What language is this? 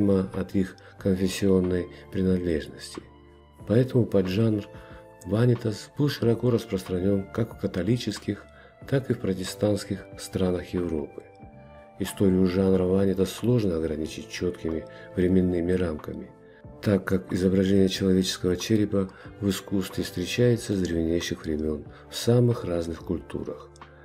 Russian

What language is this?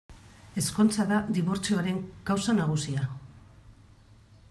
Basque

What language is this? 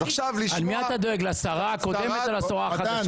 Hebrew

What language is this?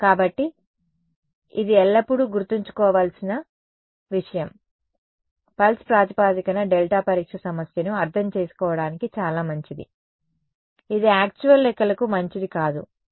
Telugu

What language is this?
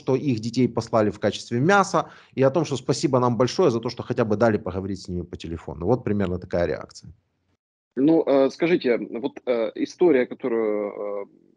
Russian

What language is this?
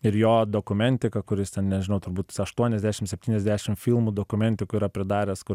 Lithuanian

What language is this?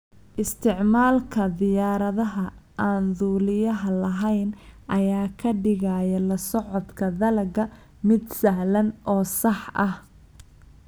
Somali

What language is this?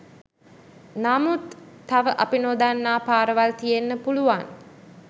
Sinhala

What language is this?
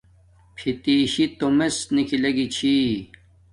Domaaki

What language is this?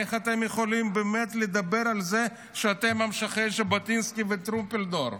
Hebrew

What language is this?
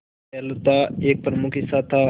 Hindi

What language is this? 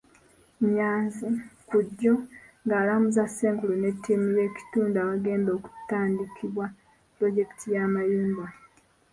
Ganda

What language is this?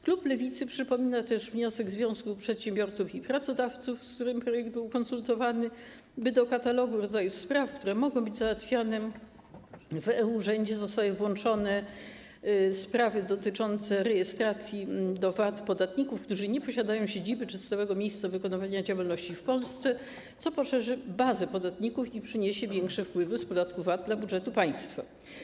Polish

